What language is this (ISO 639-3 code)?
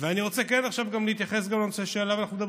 heb